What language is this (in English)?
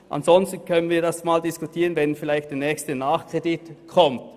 Swiss German